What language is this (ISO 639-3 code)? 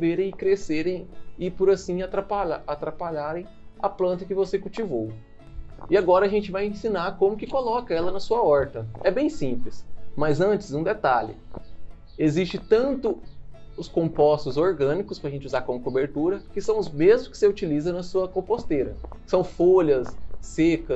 por